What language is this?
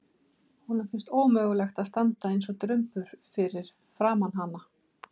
Icelandic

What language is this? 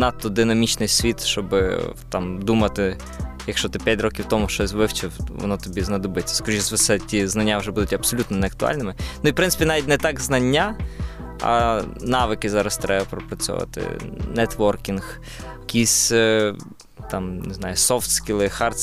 Ukrainian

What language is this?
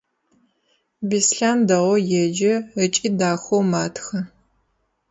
Adyghe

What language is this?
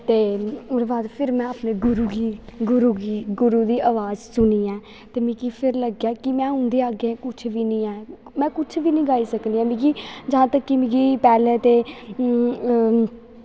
Dogri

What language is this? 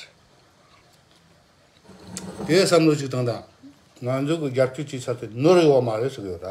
Korean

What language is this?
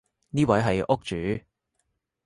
Cantonese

